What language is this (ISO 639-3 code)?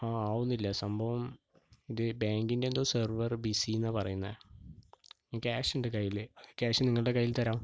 mal